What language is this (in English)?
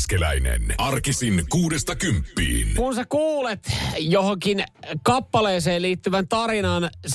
Finnish